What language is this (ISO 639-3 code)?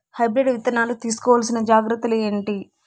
tel